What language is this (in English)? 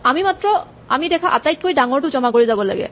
Assamese